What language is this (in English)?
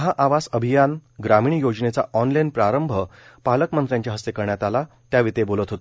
Marathi